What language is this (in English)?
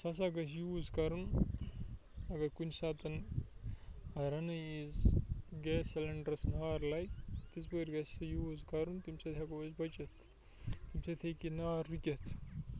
Kashmiri